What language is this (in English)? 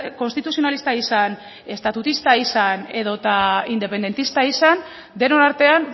Basque